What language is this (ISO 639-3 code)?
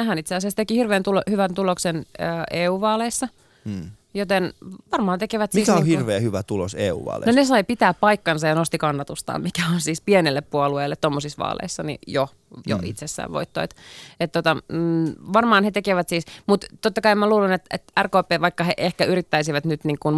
fin